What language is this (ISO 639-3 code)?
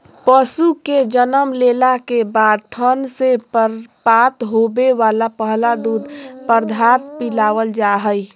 mag